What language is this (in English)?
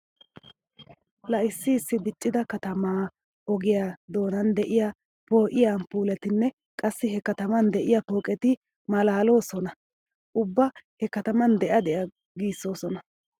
Wolaytta